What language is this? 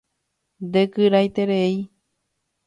Guarani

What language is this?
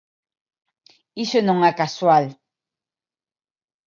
Galician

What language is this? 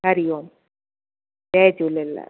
Sindhi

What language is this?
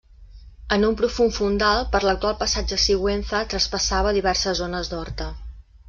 Catalan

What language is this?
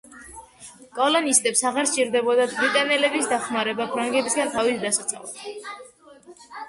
Georgian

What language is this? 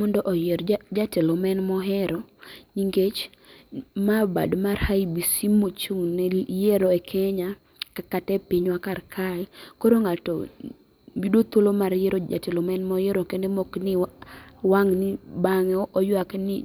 Luo (Kenya and Tanzania)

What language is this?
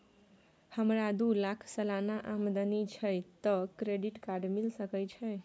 Maithili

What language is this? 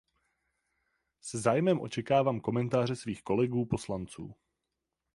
Czech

